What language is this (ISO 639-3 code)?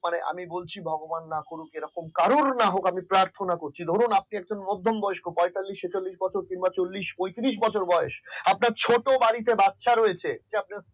ben